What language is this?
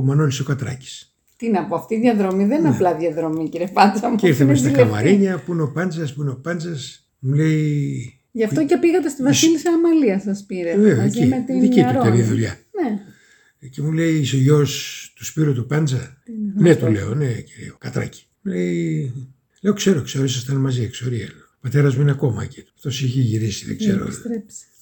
Greek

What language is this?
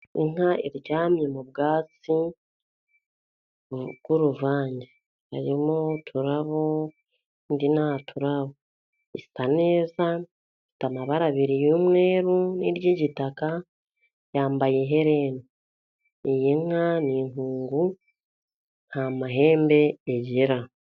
Kinyarwanda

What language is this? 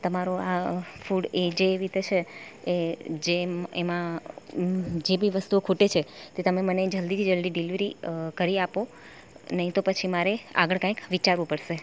Gujarati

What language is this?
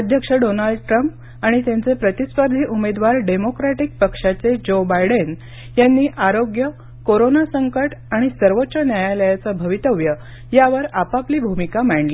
Marathi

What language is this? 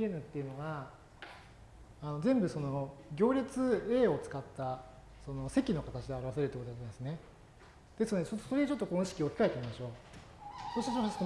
Japanese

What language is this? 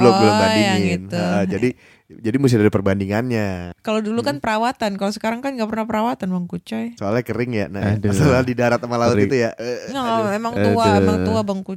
Indonesian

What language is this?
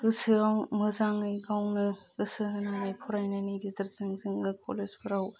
Bodo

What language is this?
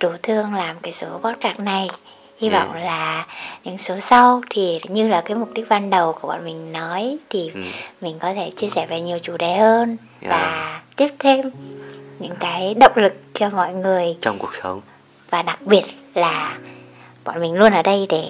Vietnamese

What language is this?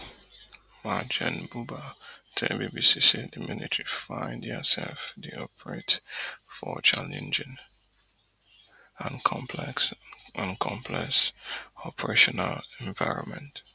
Nigerian Pidgin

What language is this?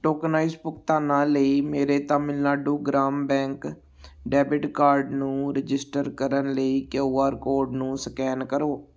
Punjabi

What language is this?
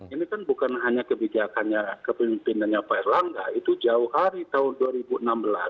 Indonesian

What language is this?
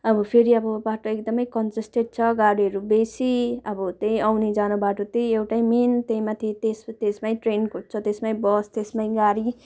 Nepali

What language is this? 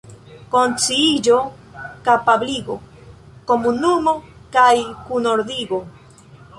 Esperanto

